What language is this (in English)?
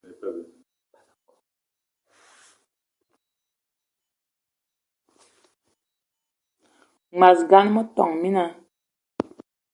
Eton (Cameroon)